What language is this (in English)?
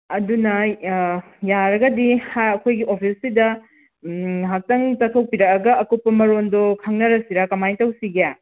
Manipuri